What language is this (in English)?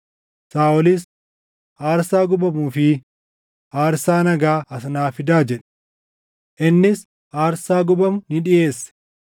Oromo